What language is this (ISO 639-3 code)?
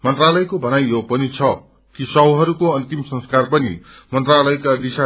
nep